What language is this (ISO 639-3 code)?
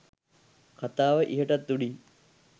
sin